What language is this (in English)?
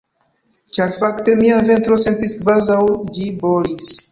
Esperanto